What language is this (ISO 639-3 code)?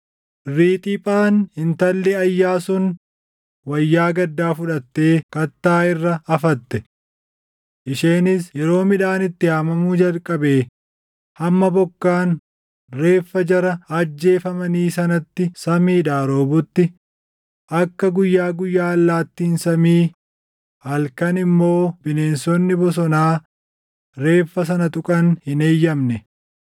orm